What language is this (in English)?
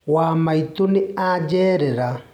Kikuyu